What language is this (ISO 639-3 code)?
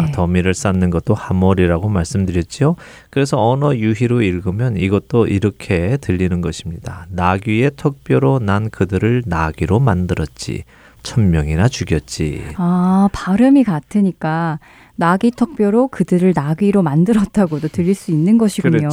kor